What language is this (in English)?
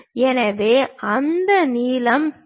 Tamil